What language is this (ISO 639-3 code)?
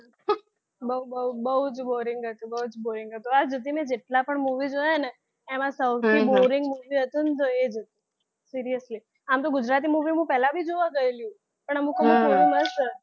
guj